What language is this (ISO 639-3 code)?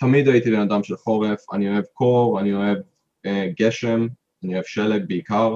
heb